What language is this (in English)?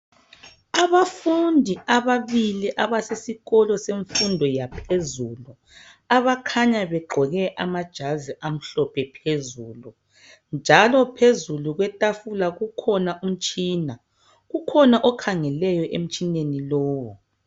North Ndebele